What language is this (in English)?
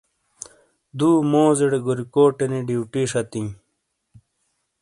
Shina